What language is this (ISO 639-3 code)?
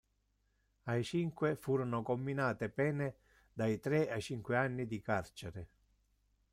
ita